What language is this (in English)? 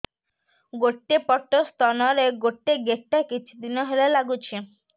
Odia